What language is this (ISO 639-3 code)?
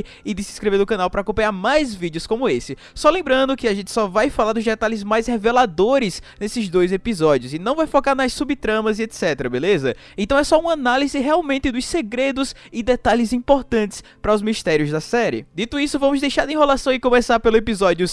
por